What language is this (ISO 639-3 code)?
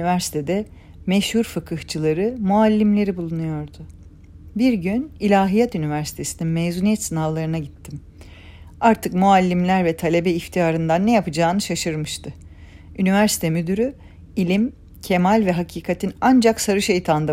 tur